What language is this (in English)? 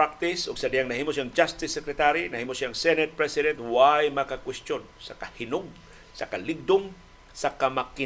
Filipino